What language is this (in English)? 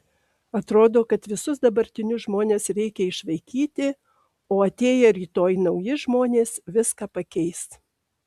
Lithuanian